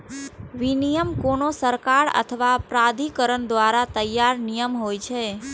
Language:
Maithili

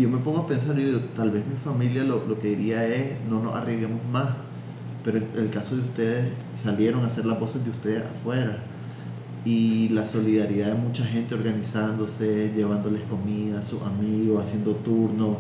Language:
Spanish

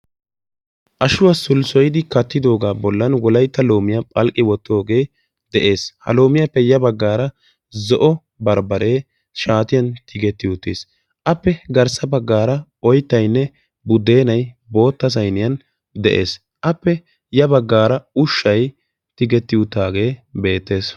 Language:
Wolaytta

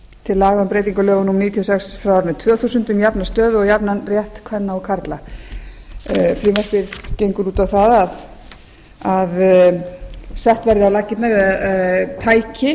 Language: Icelandic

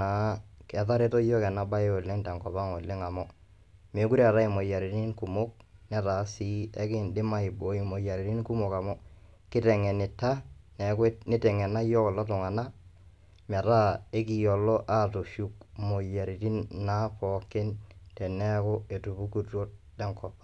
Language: Masai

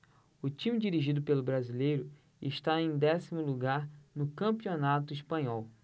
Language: Portuguese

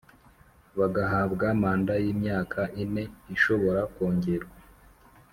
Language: Kinyarwanda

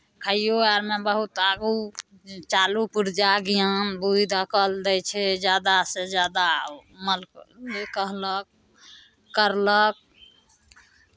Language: Maithili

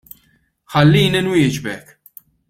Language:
Maltese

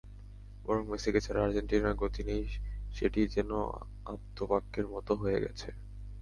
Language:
Bangla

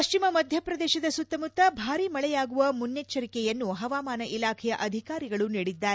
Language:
Kannada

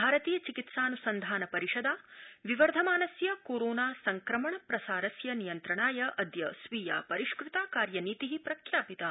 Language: Sanskrit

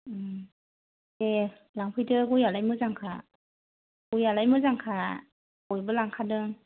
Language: Bodo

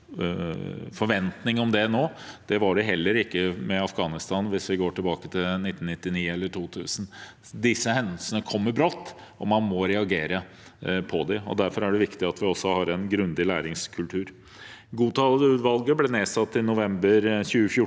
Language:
Norwegian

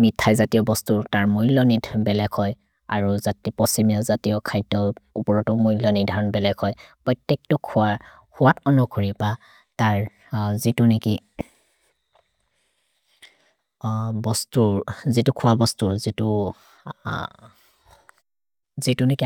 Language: Maria (India)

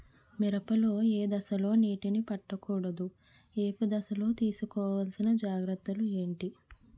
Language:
Telugu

